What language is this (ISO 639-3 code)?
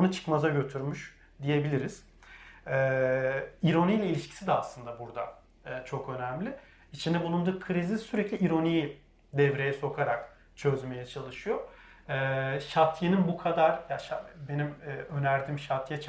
tur